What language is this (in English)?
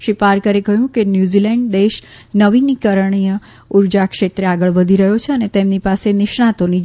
Gujarati